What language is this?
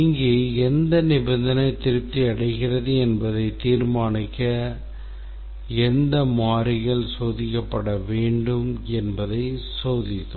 Tamil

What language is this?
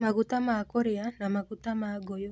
Kikuyu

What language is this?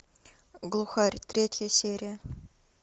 Russian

